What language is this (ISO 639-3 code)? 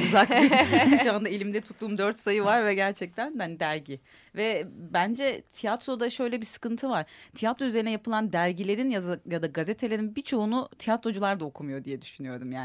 tur